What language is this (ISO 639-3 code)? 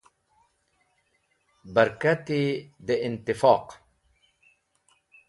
wbl